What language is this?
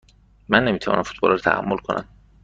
Persian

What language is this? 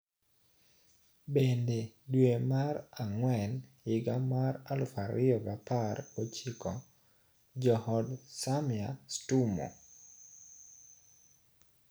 Luo (Kenya and Tanzania)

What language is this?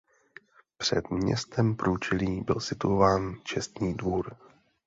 Czech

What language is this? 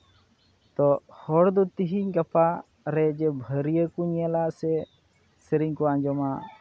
Santali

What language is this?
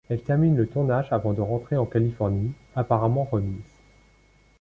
French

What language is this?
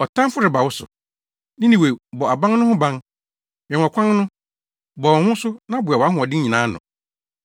Akan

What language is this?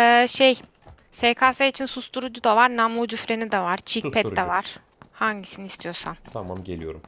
Turkish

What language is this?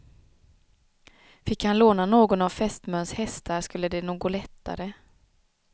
Swedish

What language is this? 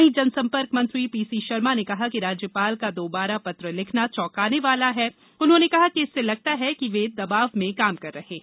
Hindi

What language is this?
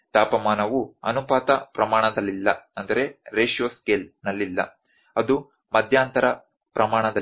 Kannada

